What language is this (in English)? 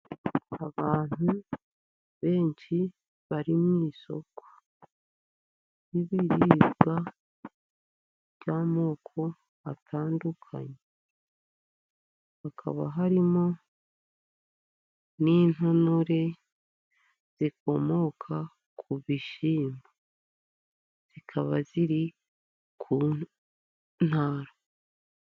Kinyarwanda